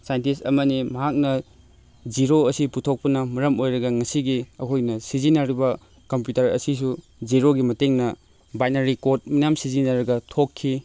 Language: Manipuri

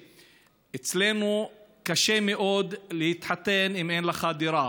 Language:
Hebrew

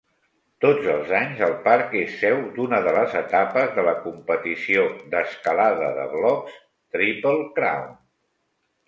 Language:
Catalan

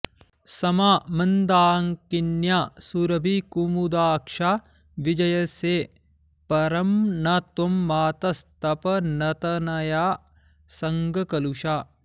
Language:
Sanskrit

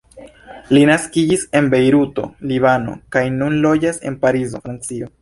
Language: Esperanto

